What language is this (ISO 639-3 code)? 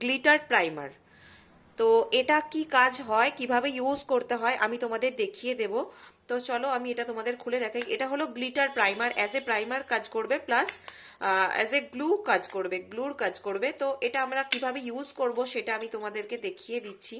hin